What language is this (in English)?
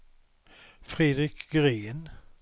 Swedish